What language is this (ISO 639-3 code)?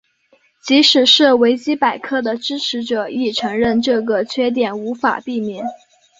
zho